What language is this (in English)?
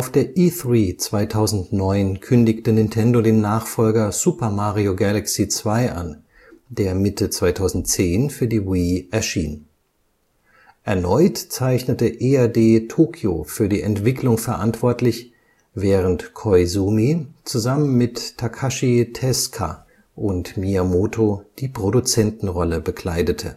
German